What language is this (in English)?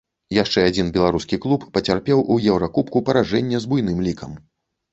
Belarusian